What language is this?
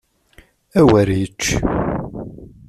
Kabyle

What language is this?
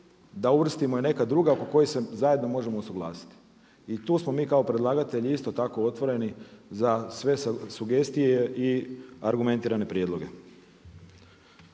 Croatian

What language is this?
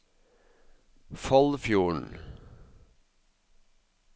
Norwegian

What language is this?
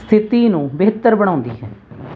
Punjabi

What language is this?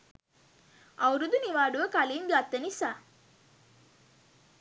Sinhala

